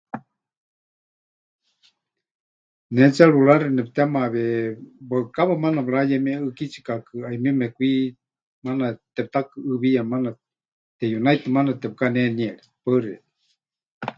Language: Huichol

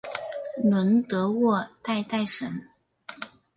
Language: Chinese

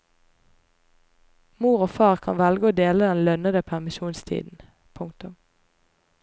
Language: Norwegian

